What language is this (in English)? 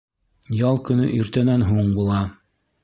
Bashkir